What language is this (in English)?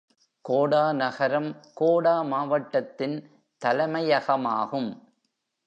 Tamil